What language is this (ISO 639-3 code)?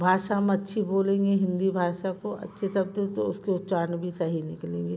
hin